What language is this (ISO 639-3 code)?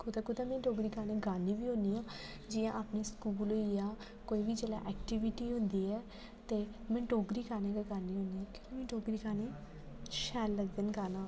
doi